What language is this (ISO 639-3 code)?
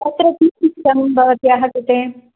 san